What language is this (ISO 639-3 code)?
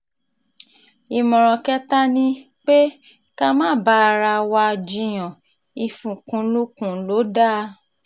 yor